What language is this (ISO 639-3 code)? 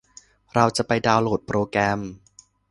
tha